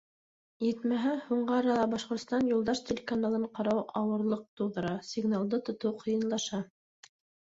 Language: Bashkir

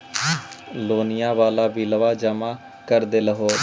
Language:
Magahi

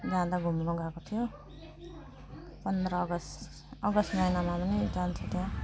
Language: Nepali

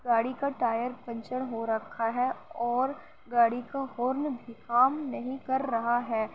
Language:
Urdu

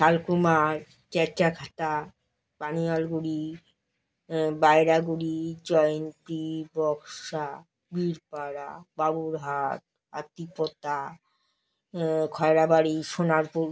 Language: Bangla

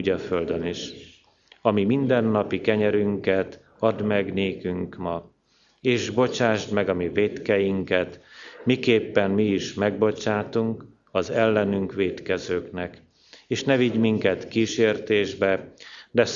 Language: Hungarian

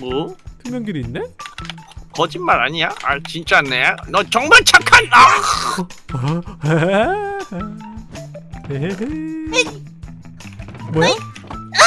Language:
Korean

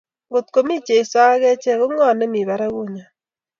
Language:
Kalenjin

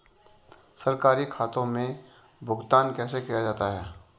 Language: Hindi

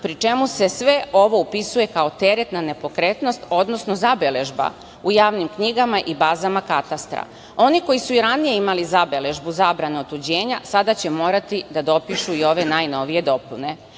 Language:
Serbian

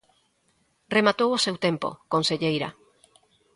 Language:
Galician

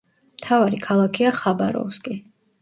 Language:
Georgian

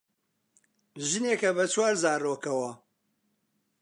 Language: Central Kurdish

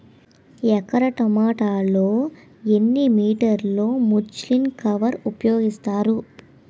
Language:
Telugu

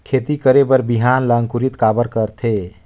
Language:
Chhattisgarhi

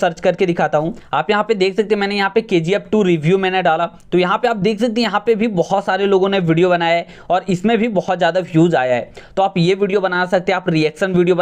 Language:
Hindi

